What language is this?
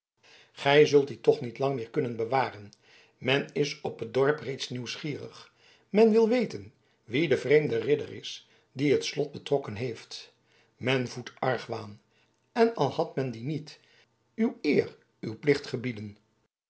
Dutch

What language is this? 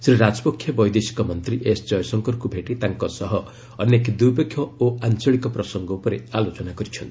Odia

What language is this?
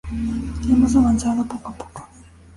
Spanish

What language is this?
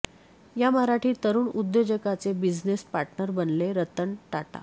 Marathi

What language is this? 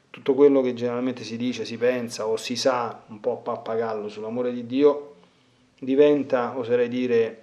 Italian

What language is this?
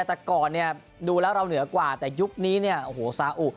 Thai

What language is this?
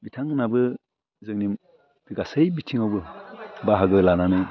Bodo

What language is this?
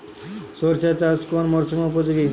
Bangla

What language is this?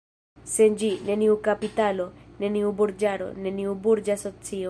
Esperanto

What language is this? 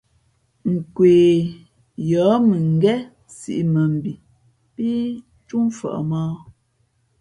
Fe'fe'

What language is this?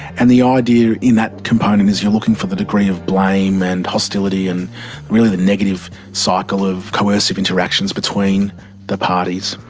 English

